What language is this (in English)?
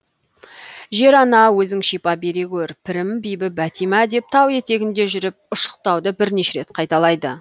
Kazakh